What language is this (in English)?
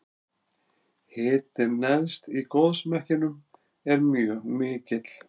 Icelandic